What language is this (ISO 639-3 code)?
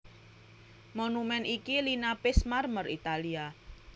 jav